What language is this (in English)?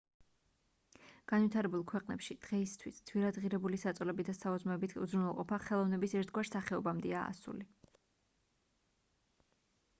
Georgian